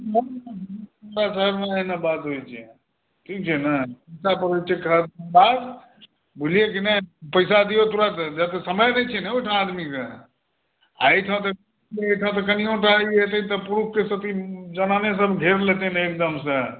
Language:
Maithili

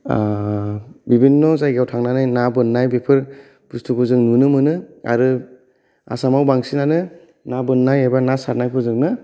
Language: Bodo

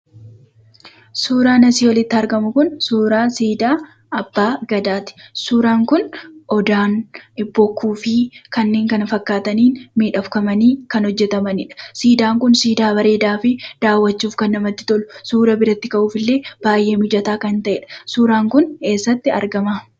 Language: Oromo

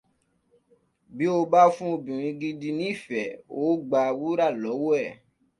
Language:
Yoruba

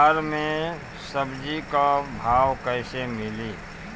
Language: Bhojpuri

